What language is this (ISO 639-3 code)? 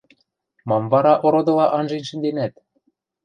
mrj